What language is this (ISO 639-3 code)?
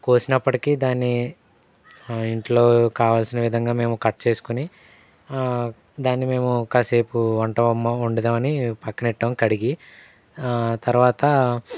tel